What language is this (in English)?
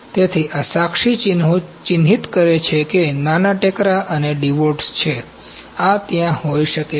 Gujarati